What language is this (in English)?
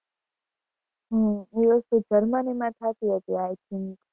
Gujarati